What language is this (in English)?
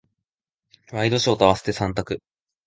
Japanese